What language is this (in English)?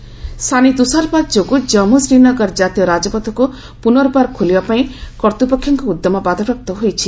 Odia